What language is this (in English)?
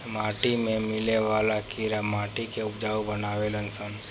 Bhojpuri